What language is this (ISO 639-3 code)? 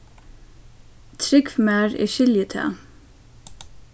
fao